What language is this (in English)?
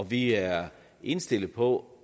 Danish